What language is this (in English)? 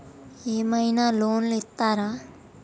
Telugu